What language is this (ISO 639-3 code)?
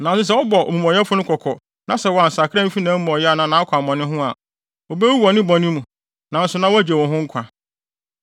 aka